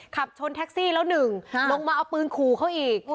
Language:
Thai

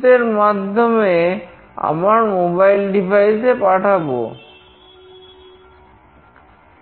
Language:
Bangla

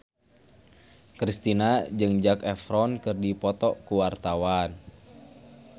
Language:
Sundanese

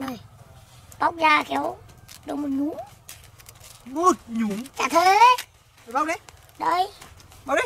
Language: Vietnamese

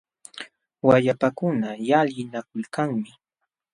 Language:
Jauja Wanca Quechua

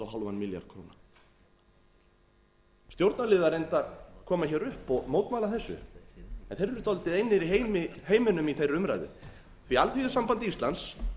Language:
Icelandic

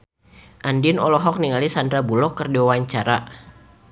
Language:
Sundanese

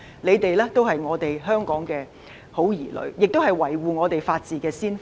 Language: Cantonese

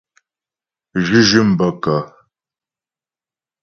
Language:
Ghomala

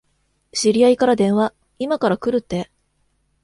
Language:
Japanese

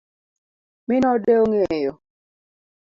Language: Luo (Kenya and Tanzania)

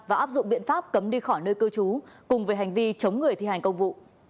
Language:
Vietnamese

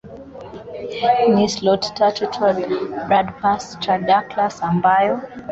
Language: Swahili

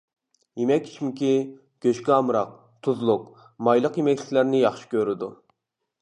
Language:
Uyghur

